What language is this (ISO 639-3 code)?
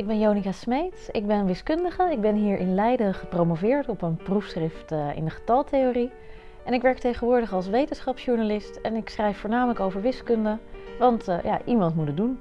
nld